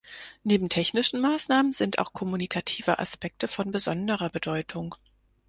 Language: German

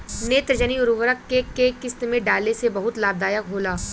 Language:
Bhojpuri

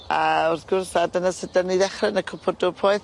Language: Welsh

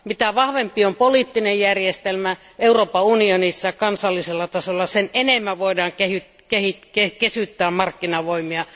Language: Finnish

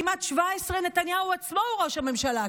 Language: Hebrew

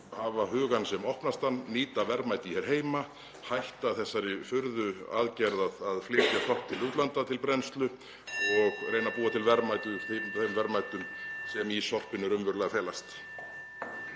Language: Icelandic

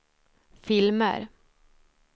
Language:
Swedish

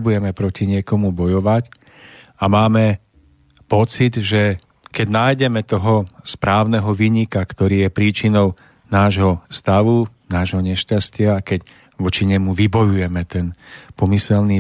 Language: Slovak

